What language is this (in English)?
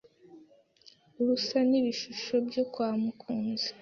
Kinyarwanda